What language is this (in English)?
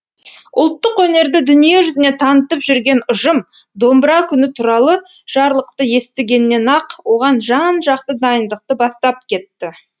Kazakh